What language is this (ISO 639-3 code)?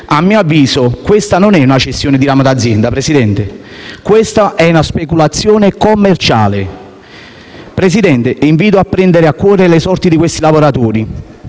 ita